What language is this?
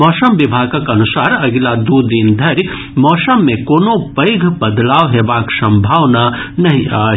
Maithili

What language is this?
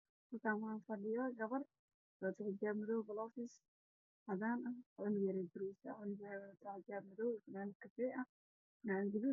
Somali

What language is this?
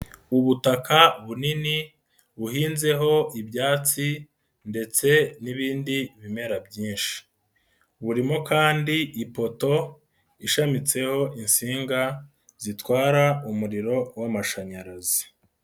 Kinyarwanda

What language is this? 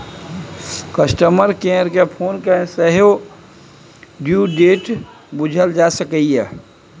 Maithili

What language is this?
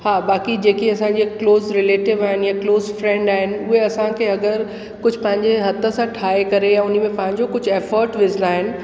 Sindhi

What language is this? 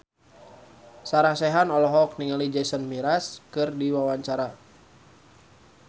Sundanese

